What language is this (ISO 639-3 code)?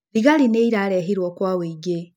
kik